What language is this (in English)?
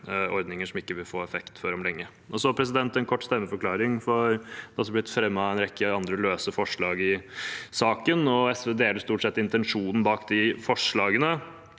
Norwegian